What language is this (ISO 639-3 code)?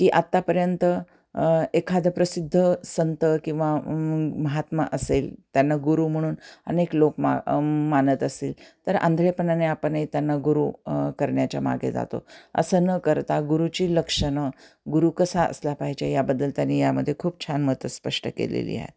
mar